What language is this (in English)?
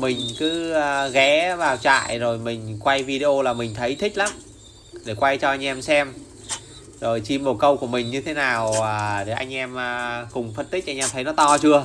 Vietnamese